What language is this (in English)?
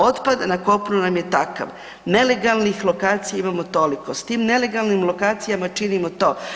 Croatian